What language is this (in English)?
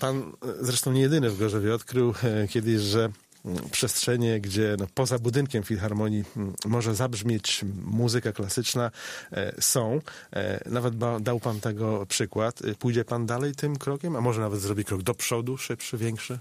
Polish